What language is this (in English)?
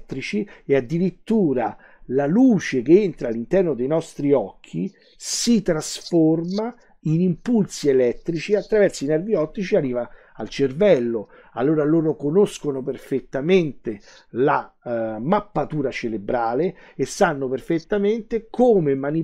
Italian